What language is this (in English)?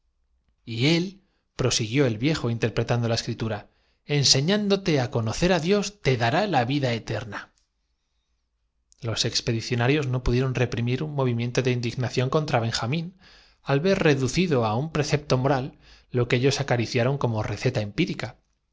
Spanish